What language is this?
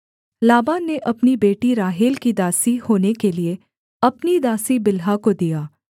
Hindi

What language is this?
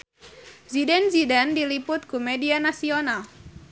Sundanese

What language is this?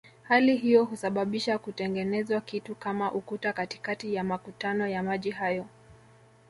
Swahili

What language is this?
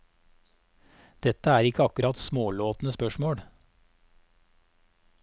Norwegian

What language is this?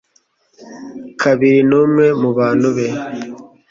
Kinyarwanda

